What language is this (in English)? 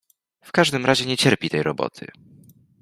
Polish